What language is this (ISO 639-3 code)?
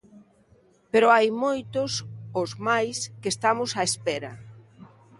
glg